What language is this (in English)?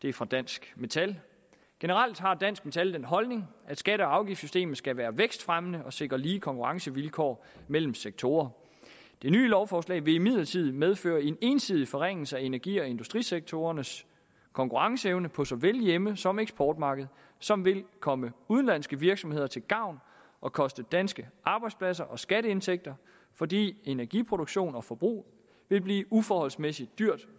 Danish